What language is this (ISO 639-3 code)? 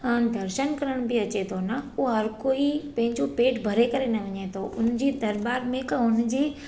snd